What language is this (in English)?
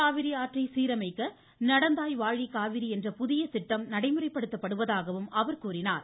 Tamil